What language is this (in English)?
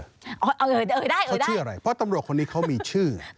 Thai